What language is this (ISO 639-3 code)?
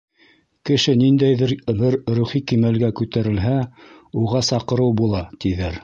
bak